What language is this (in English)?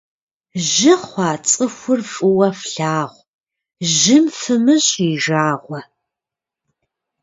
Kabardian